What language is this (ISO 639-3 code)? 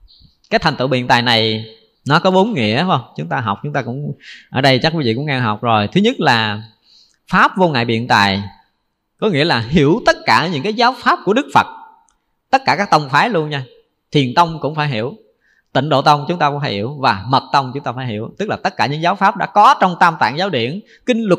vie